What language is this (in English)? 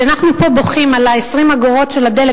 Hebrew